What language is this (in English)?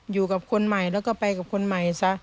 Thai